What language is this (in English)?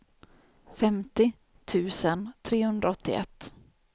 Swedish